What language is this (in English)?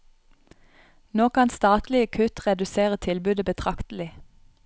Norwegian